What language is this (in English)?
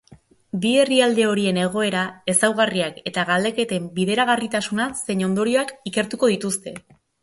Basque